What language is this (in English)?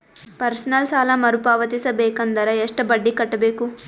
Kannada